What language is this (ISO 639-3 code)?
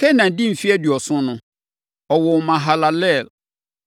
aka